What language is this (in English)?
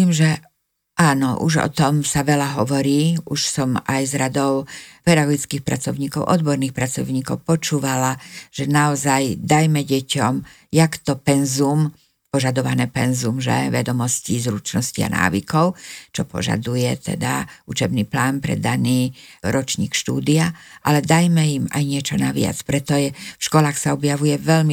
Slovak